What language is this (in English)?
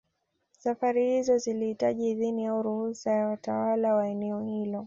Swahili